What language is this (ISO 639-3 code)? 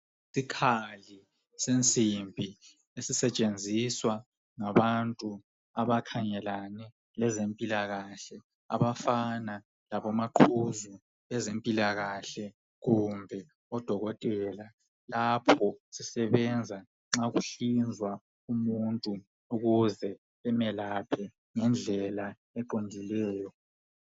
nde